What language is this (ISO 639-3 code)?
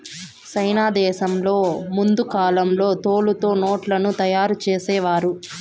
tel